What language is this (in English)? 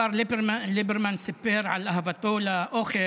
Hebrew